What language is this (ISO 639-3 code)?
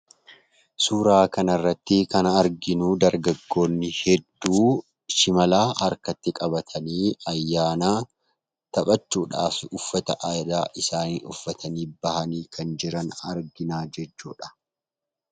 orm